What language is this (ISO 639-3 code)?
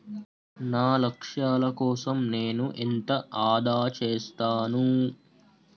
tel